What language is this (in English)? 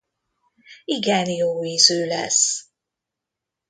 Hungarian